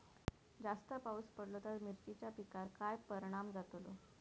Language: Marathi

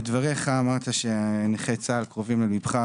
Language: Hebrew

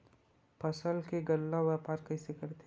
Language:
Chhattisgarhi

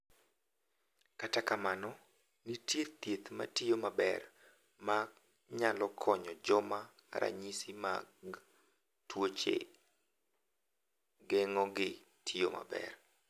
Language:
Luo (Kenya and Tanzania)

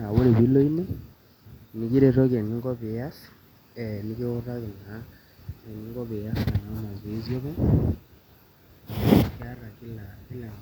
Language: Masai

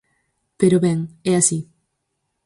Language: Galician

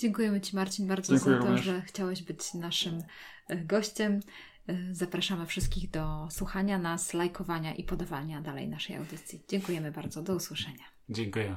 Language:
Polish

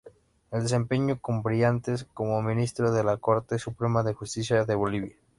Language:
Spanish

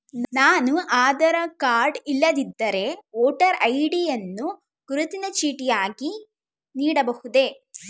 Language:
Kannada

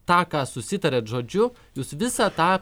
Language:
Lithuanian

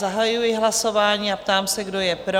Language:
Czech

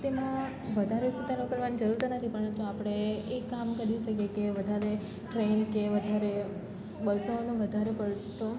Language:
Gujarati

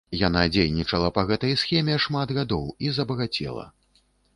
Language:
Belarusian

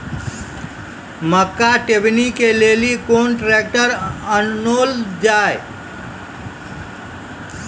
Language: Maithili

